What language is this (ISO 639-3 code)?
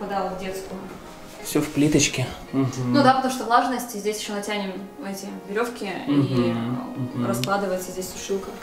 rus